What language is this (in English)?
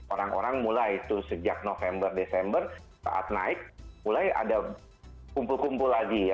Indonesian